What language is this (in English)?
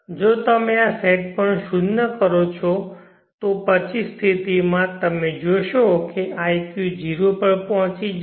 Gujarati